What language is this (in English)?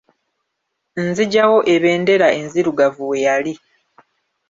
Ganda